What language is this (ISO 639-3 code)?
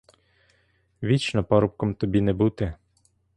ukr